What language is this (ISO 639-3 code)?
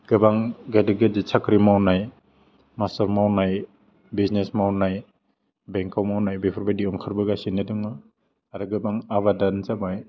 brx